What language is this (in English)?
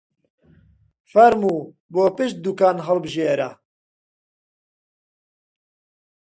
Central Kurdish